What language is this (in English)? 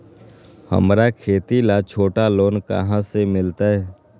Magahi